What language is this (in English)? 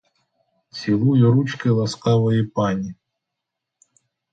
Ukrainian